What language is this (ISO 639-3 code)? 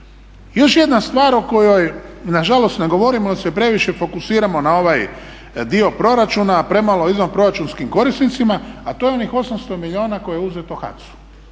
hrv